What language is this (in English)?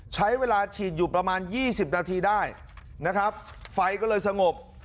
Thai